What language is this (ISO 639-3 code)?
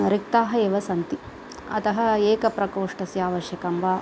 san